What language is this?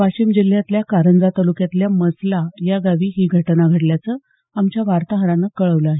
Marathi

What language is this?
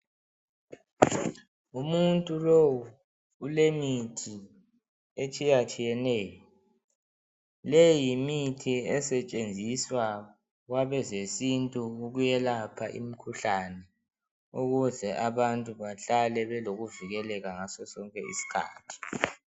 North Ndebele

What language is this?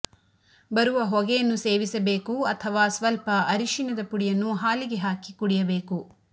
Kannada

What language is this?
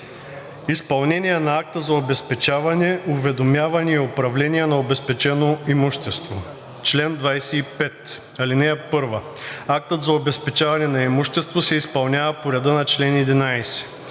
Bulgarian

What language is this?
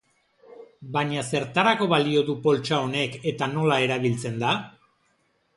Basque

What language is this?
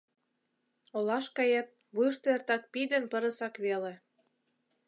Mari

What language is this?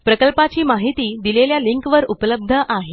Marathi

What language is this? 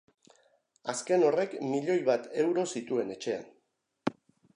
Basque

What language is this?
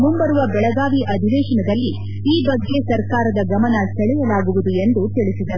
Kannada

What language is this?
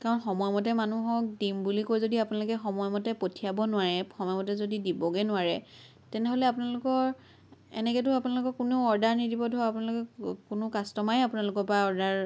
Assamese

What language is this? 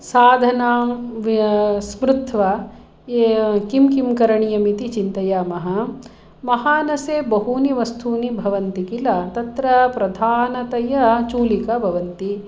Sanskrit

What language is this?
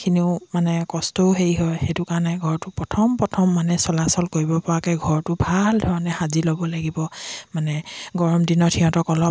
Assamese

